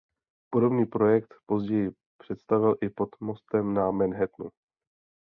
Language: Czech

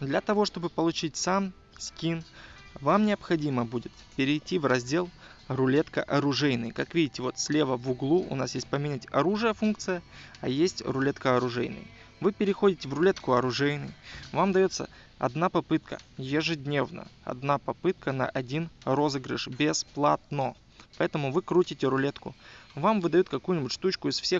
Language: Russian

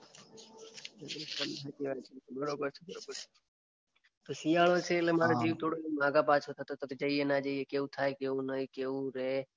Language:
Gujarati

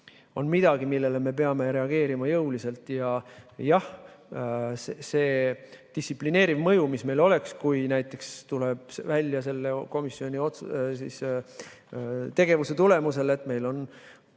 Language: Estonian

